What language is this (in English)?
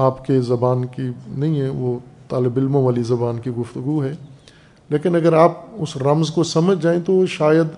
Urdu